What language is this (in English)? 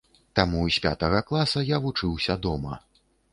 Belarusian